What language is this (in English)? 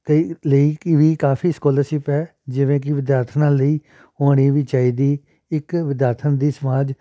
Punjabi